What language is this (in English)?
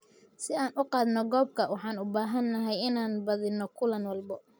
Somali